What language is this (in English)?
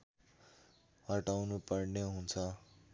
Nepali